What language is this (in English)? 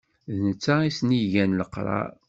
Kabyle